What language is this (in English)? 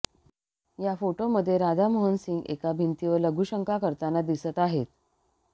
Marathi